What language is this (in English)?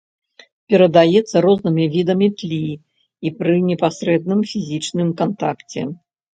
Belarusian